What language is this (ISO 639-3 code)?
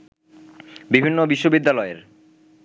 ben